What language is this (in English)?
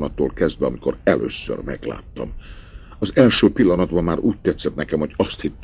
Hungarian